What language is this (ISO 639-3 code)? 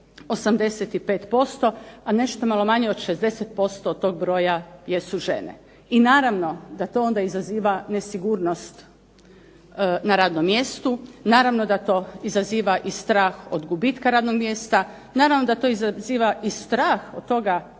hrv